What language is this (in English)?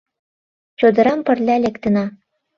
Mari